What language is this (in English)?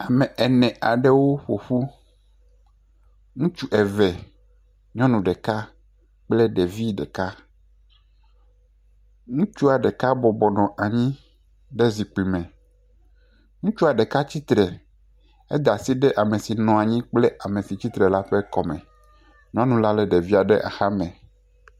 Ewe